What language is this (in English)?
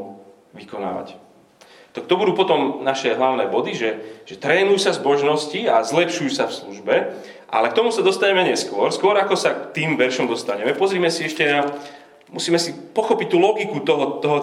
Slovak